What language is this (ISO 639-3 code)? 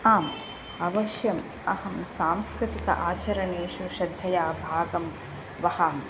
san